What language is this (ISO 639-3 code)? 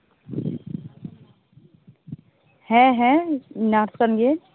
sat